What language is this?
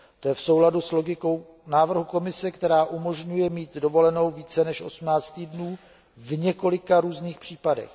Czech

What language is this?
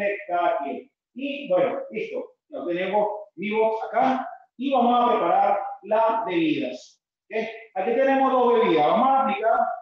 Spanish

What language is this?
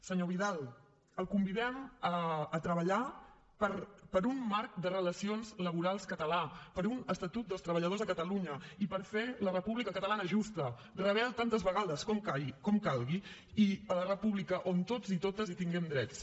Catalan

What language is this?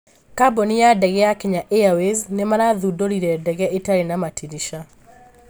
Kikuyu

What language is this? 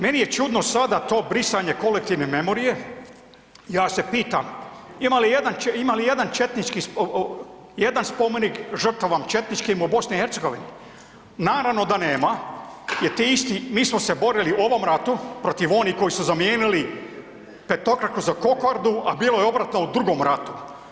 Croatian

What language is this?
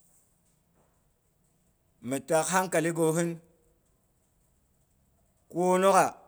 Boghom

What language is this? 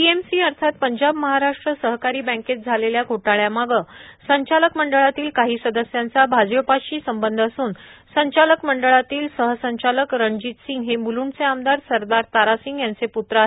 Marathi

